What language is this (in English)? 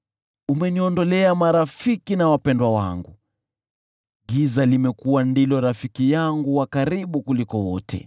Swahili